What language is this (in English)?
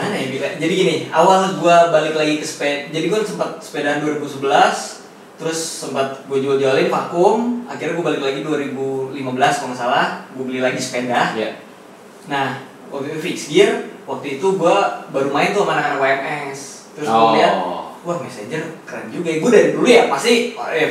Indonesian